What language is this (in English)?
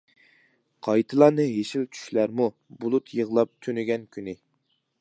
Uyghur